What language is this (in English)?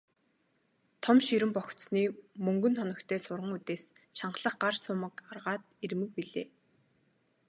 Mongolian